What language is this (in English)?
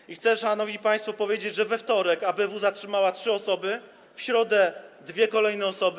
Polish